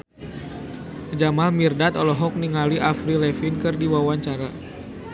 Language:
Sundanese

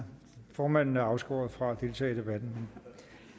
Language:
Danish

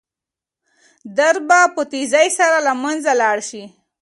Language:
Pashto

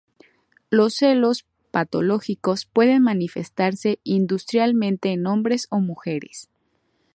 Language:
Spanish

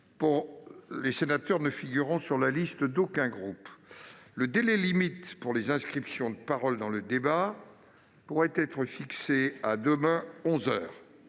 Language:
French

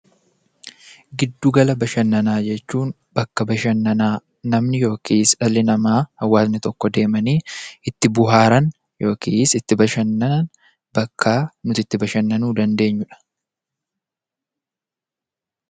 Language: Oromo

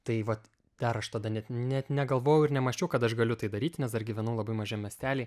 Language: Lithuanian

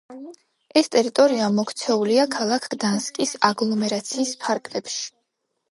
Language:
Georgian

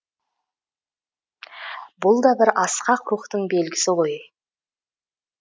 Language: Kazakh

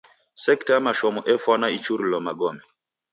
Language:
Taita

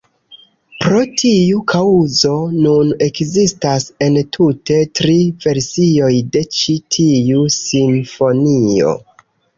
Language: Esperanto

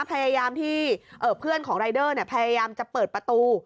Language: Thai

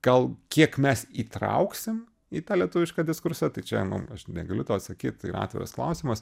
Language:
Lithuanian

